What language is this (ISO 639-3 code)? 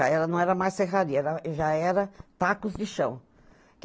por